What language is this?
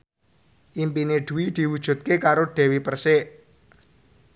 Javanese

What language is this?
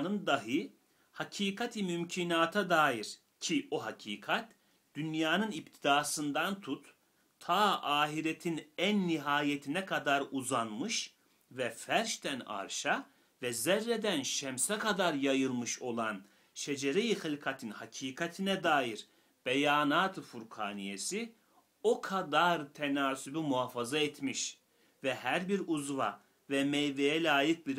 Turkish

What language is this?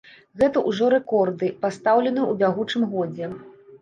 Belarusian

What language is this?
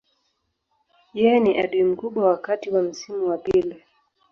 Swahili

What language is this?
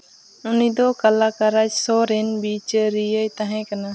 Santali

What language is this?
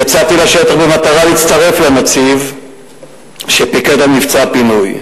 Hebrew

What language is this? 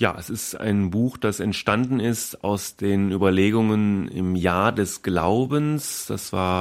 German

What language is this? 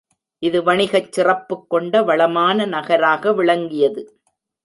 Tamil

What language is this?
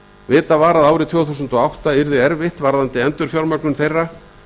Icelandic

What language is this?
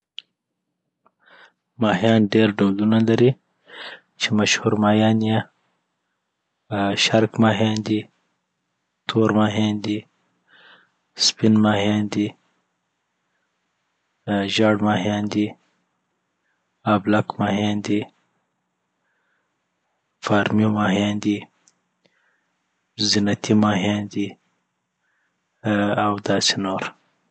Southern Pashto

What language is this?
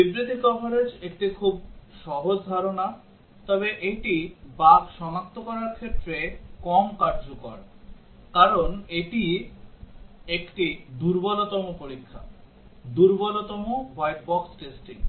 Bangla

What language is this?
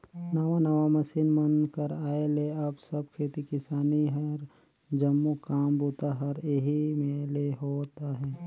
Chhattisgarhi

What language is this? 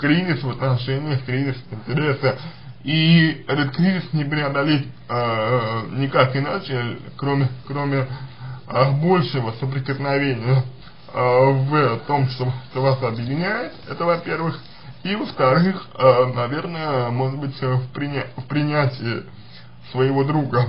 Russian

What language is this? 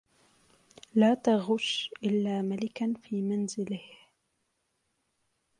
Arabic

